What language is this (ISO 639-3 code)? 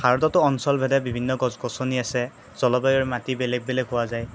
asm